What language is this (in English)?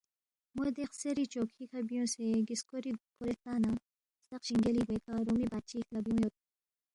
Balti